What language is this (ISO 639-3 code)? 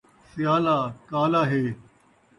skr